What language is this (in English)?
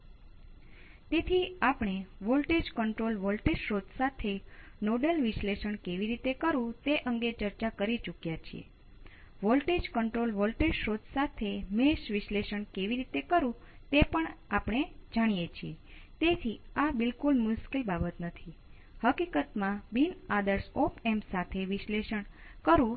Gujarati